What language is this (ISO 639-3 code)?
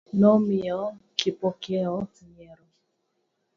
luo